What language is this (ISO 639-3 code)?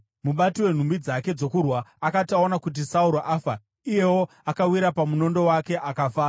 sna